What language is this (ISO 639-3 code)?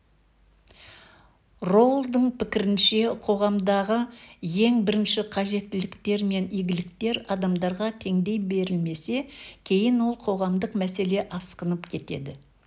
kaz